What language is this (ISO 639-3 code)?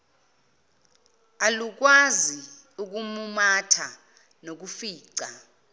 zul